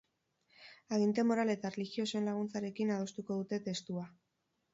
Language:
Basque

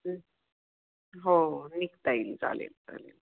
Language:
Marathi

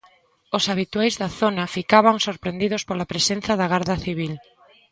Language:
Galician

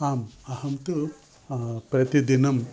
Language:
Sanskrit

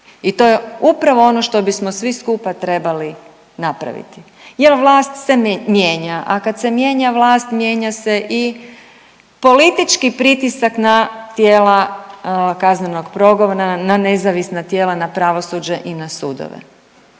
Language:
Croatian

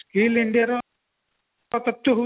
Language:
Odia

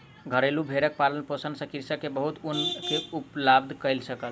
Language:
Maithili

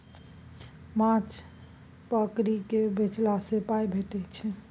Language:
Maithili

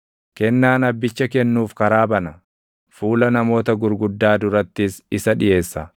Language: Oromo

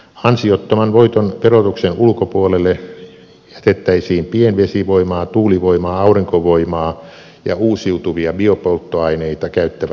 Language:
Finnish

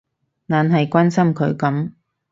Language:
Cantonese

